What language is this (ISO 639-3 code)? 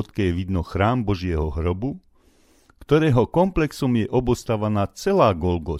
slk